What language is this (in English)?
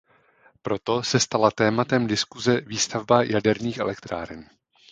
Czech